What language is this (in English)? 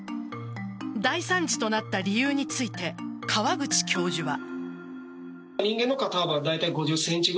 Japanese